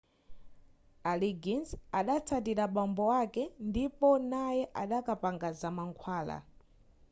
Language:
Nyanja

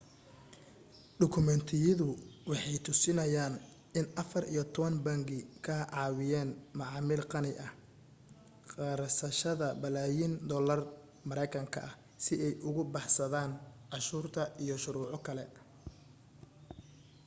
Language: Somali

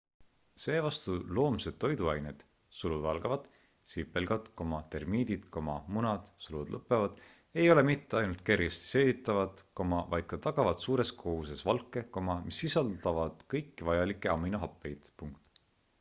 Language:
Estonian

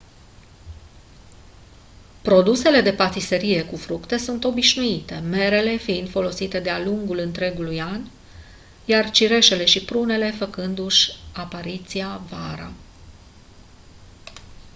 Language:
Romanian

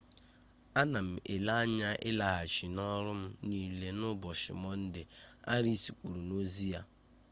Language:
Igbo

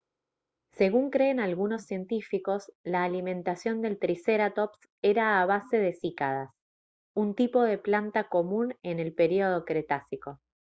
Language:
Spanish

